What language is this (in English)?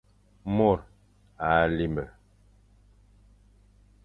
Fang